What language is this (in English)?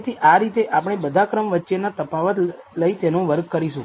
Gujarati